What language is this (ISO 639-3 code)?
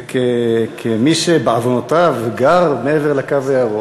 heb